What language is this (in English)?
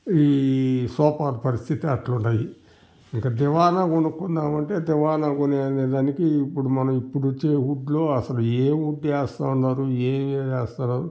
Telugu